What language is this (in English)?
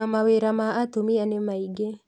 Kikuyu